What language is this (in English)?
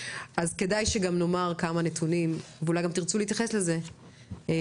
Hebrew